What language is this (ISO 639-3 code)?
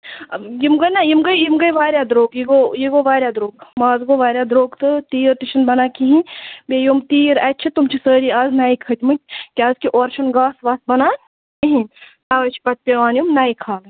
kas